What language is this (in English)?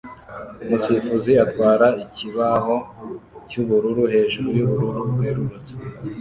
Kinyarwanda